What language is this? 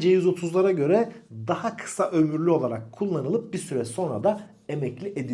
Turkish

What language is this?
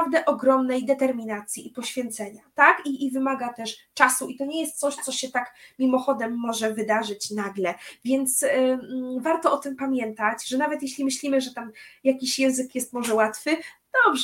Polish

